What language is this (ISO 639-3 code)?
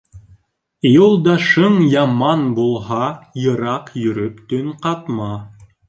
bak